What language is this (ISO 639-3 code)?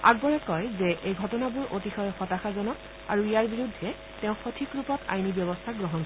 asm